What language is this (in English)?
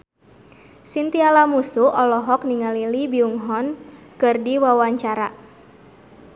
Sundanese